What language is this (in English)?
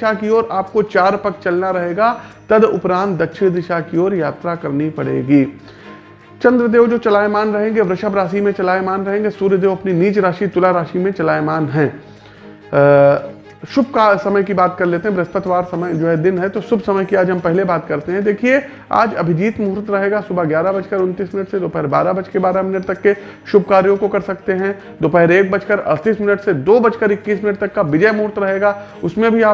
Hindi